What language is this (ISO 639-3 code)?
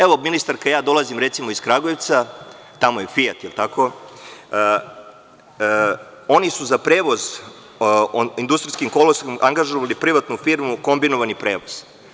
srp